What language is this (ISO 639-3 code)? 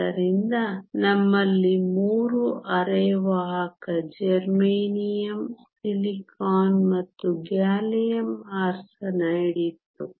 kan